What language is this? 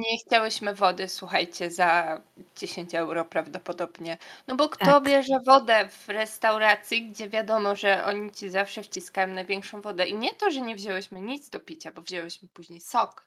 Polish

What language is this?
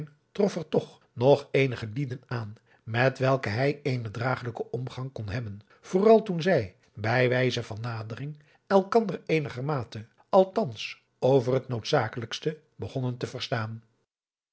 Dutch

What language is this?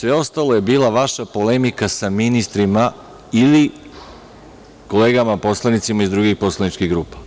Serbian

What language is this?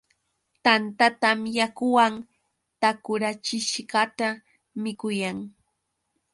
Yauyos Quechua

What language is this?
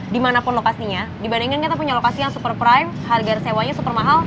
Indonesian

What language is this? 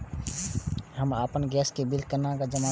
Maithili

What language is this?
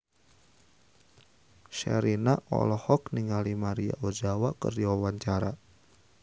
Sundanese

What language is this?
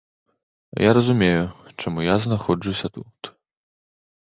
Belarusian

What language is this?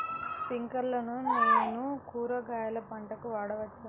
Telugu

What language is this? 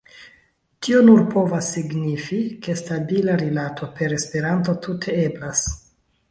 Esperanto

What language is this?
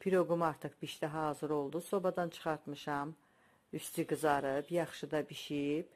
Turkish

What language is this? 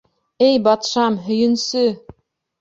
Bashkir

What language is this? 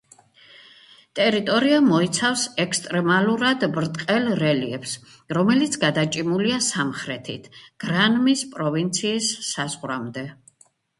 Georgian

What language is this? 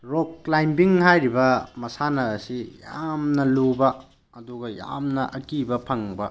Manipuri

